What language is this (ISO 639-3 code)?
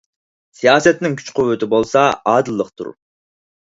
uig